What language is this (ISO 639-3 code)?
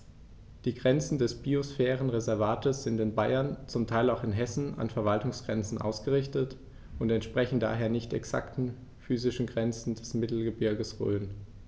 deu